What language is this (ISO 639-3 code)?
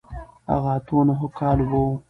pus